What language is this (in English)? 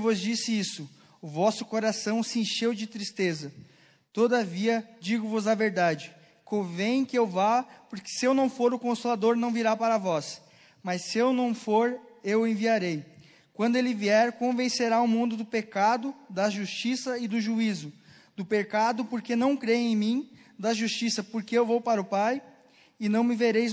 Portuguese